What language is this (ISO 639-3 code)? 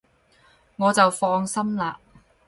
yue